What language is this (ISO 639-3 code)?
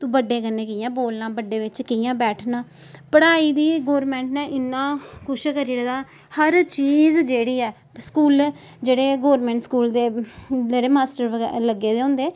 doi